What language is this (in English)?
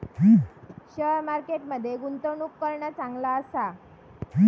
Marathi